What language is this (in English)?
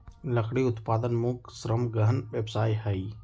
Magahi